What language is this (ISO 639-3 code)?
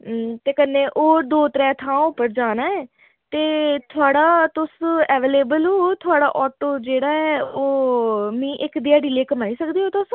doi